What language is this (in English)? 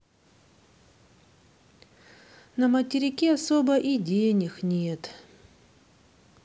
Russian